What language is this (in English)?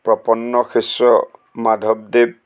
Assamese